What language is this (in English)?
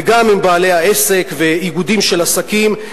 Hebrew